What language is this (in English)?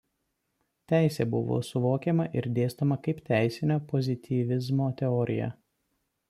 Lithuanian